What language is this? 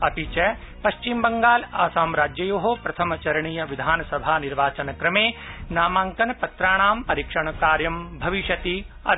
Sanskrit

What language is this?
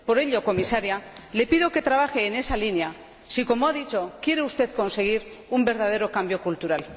Spanish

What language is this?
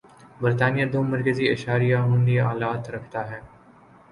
Urdu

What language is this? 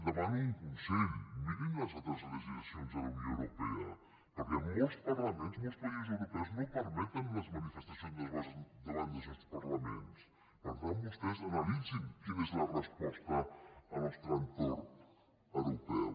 Catalan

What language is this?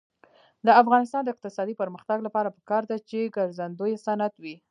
Pashto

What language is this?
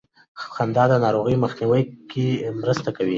Pashto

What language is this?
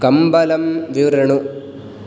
Sanskrit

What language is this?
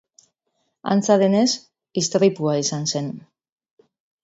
Basque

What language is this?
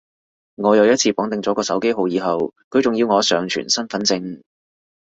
Cantonese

